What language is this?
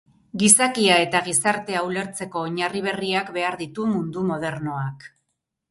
Basque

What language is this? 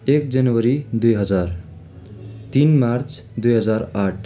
Nepali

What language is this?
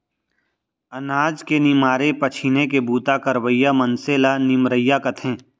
Chhattisgarhi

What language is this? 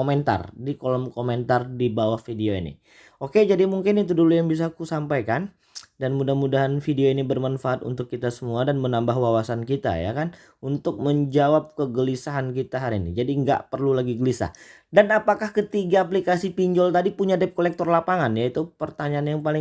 Indonesian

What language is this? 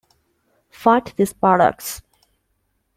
English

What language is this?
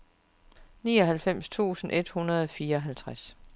Danish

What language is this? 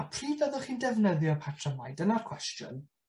Welsh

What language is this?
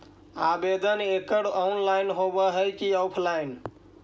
Magahi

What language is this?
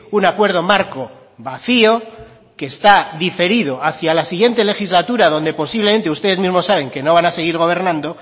Spanish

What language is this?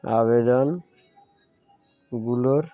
Bangla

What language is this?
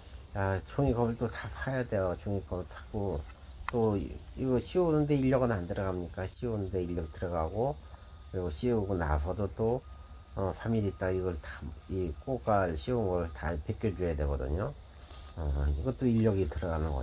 Korean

